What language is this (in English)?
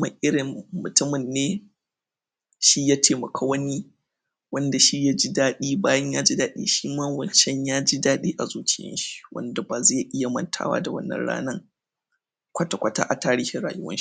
Hausa